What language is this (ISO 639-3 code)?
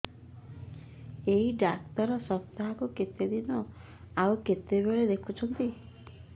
ori